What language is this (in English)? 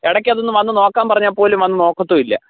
Malayalam